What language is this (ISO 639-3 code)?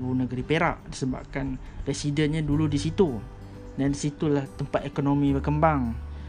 msa